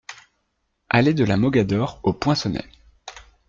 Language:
French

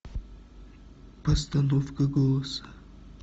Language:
Russian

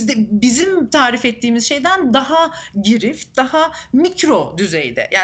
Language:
Turkish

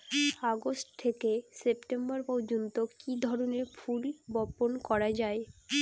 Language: Bangla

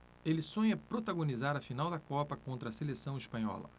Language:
Portuguese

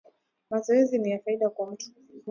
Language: Swahili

